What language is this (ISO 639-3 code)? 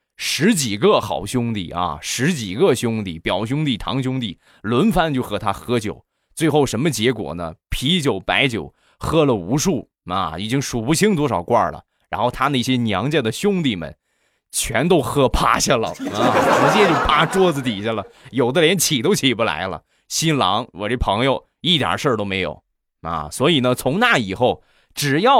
zho